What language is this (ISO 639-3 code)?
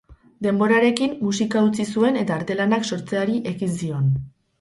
eus